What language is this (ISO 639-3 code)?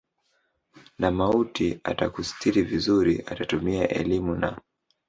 swa